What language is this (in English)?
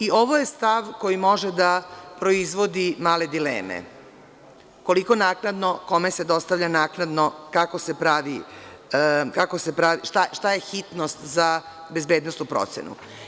Serbian